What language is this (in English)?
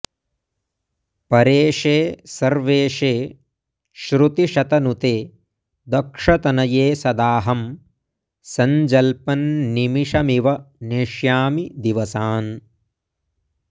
Sanskrit